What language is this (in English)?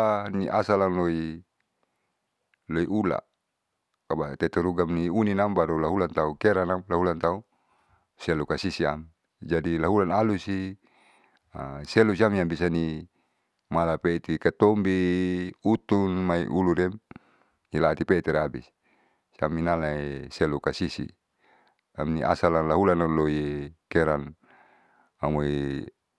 Saleman